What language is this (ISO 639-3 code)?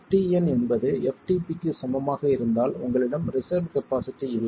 tam